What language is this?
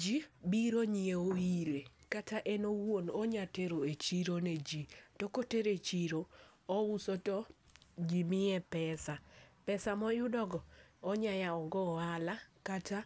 Luo (Kenya and Tanzania)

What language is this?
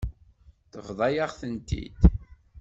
Kabyle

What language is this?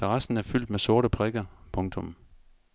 Danish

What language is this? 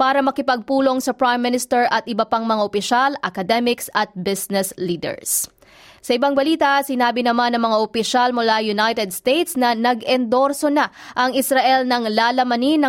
Filipino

